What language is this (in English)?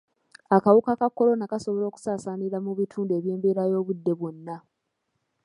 Ganda